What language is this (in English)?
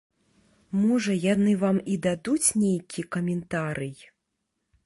Belarusian